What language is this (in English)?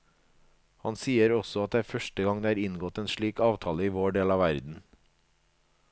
Norwegian